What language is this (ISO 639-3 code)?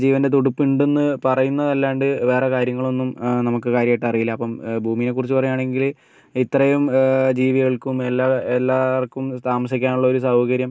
mal